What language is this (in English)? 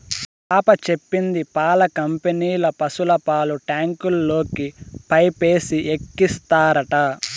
Telugu